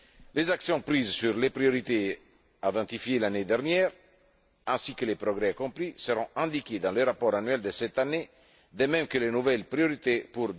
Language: French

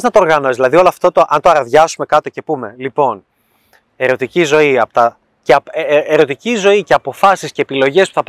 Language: Greek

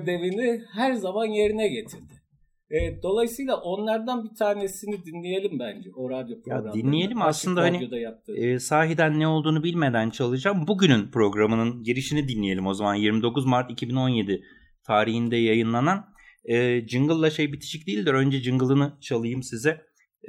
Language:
Turkish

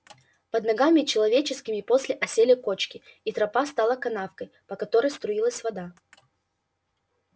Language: Russian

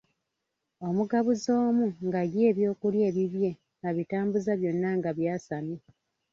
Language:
Ganda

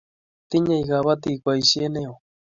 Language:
Kalenjin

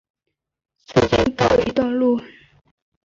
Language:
Chinese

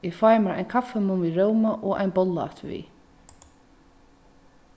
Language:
Faroese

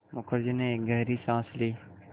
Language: Hindi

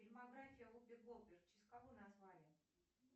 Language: Russian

